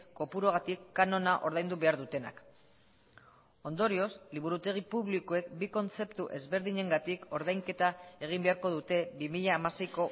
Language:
Basque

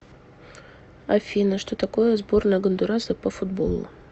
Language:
Russian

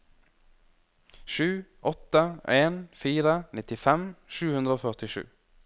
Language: Norwegian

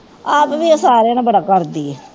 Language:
Punjabi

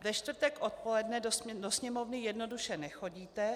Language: Czech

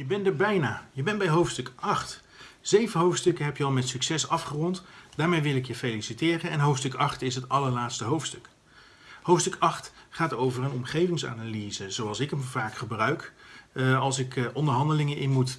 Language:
Dutch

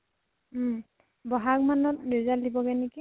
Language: Assamese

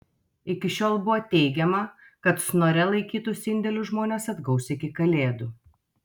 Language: Lithuanian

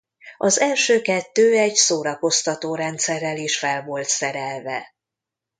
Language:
Hungarian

